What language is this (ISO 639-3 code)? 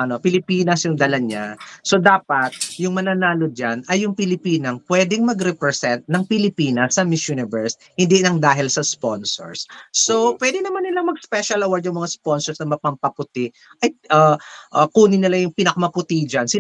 fil